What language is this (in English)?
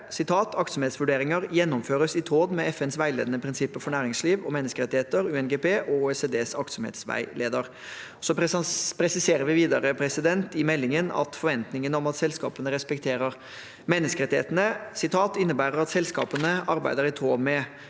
Norwegian